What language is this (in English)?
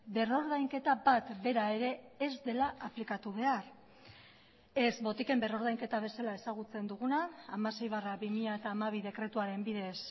Basque